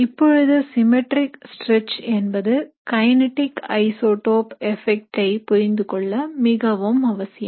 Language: Tamil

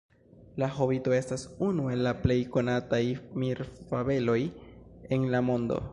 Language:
Esperanto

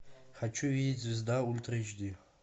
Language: Russian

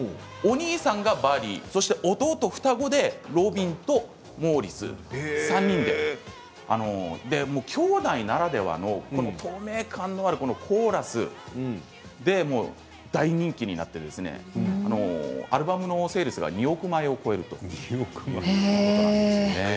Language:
Japanese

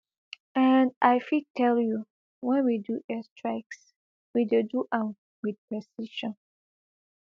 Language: Nigerian Pidgin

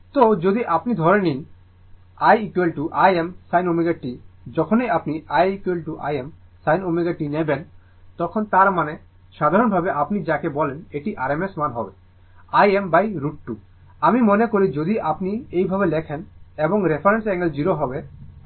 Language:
Bangla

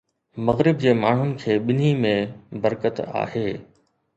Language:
Sindhi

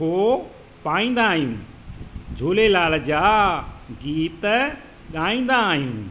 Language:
Sindhi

